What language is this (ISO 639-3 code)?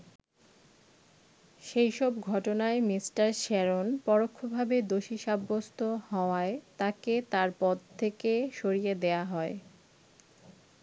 ben